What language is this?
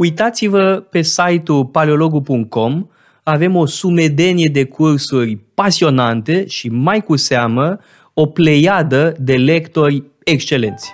Romanian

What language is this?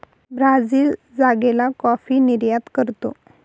Marathi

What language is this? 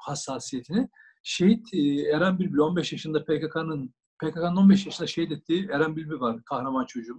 Turkish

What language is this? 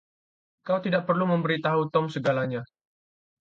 Indonesian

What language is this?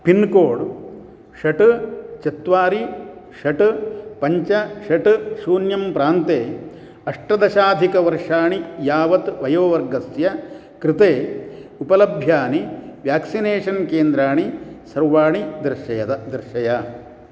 Sanskrit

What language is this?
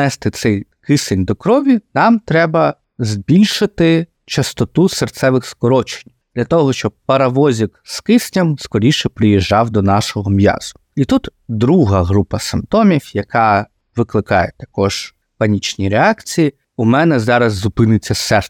Ukrainian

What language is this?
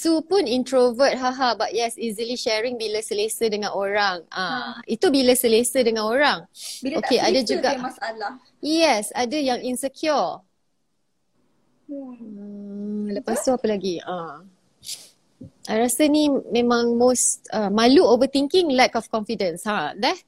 Malay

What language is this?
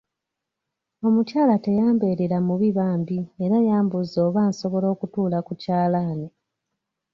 Ganda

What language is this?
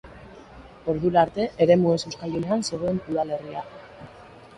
Basque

